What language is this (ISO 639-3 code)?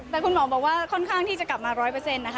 tha